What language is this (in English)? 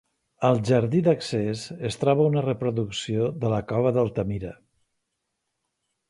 Catalan